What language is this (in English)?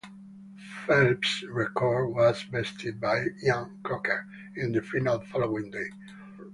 English